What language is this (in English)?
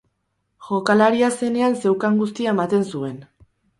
Basque